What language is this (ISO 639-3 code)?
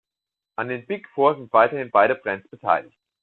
deu